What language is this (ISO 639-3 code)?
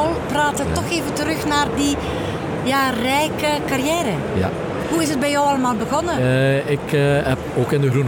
nld